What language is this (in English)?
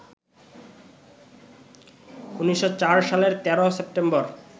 Bangla